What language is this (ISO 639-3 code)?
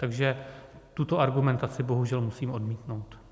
ces